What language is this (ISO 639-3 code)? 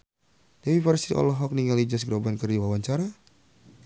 sun